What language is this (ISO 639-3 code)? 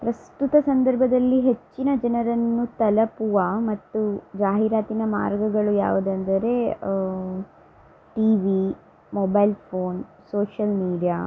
kan